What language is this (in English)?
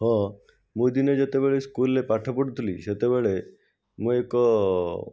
Odia